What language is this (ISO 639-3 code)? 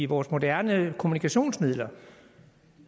dan